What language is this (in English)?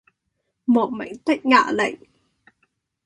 Cantonese